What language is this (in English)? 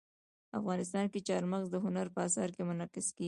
Pashto